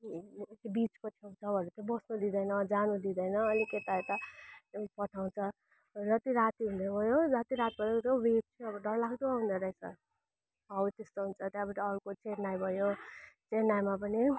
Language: Nepali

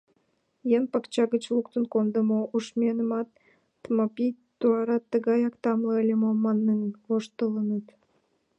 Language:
Mari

